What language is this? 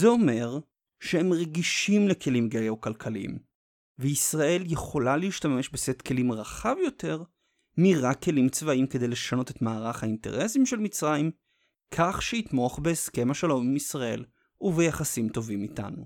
Hebrew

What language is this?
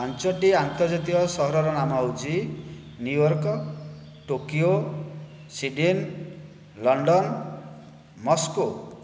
Odia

